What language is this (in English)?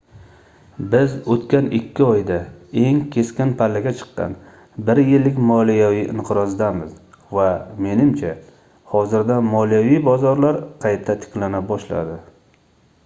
Uzbek